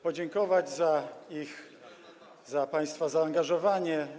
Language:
Polish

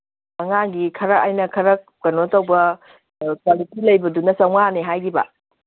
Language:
Manipuri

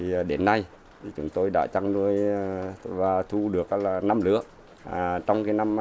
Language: Vietnamese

